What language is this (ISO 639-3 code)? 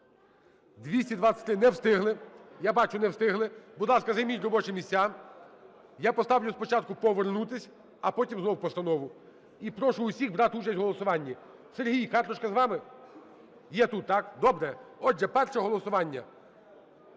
ukr